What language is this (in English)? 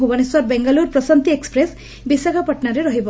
Odia